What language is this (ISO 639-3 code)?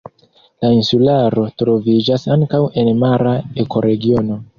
epo